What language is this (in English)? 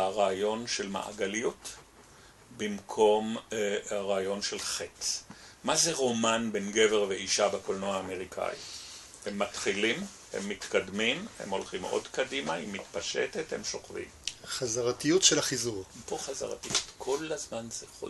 Hebrew